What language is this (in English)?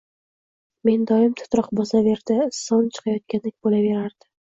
Uzbek